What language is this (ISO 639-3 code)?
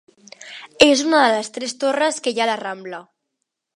cat